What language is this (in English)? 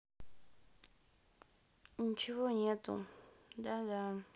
Russian